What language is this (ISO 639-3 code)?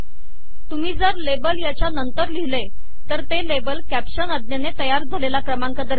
mar